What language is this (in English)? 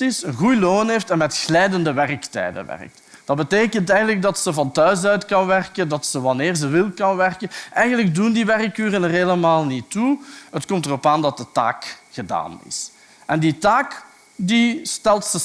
Dutch